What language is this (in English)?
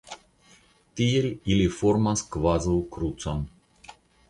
Esperanto